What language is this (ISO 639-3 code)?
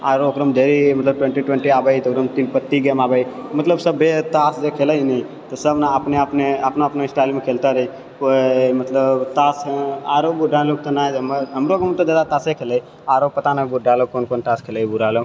mai